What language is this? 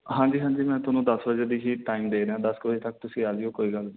Punjabi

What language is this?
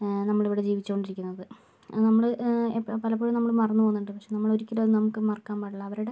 Malayalam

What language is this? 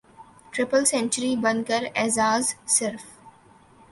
Urdu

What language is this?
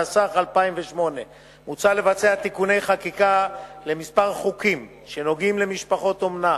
Hebrew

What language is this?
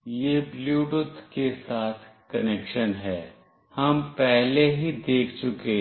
Hindi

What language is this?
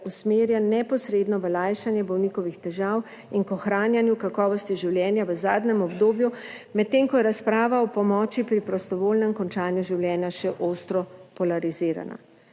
Slovenian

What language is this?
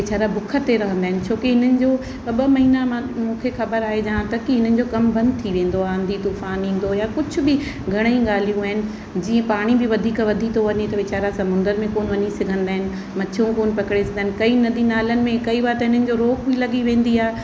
Sindhi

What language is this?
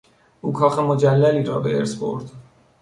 Persian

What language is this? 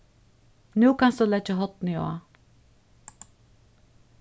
Faroese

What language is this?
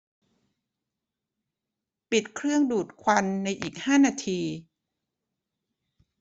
Thai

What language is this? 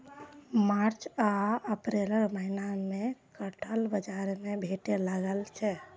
Maithili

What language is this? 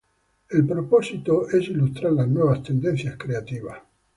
Spanish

